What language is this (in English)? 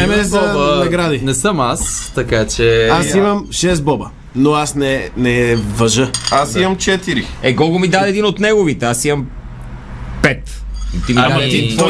Bulgarian